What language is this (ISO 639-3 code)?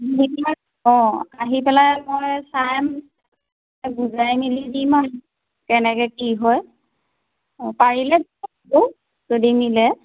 asm